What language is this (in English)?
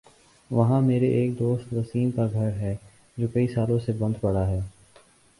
Urdu